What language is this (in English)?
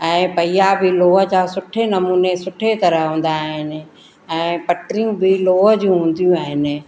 Sindhi